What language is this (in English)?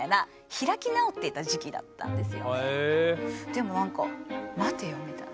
Japanese